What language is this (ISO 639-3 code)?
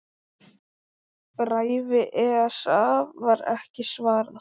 isl